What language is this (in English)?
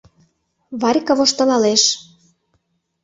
Mari